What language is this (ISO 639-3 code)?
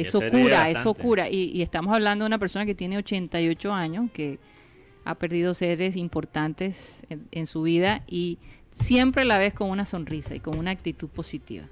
spa